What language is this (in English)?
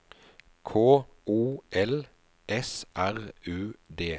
Norwegian